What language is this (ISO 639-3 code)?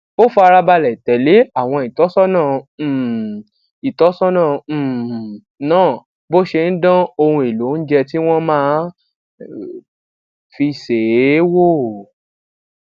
yor